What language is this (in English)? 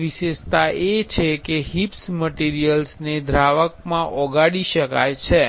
Gujarati